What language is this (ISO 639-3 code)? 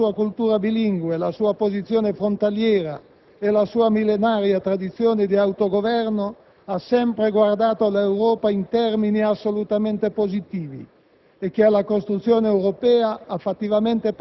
ita